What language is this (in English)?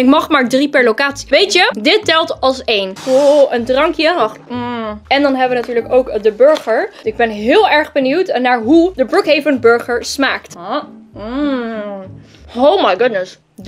Dutch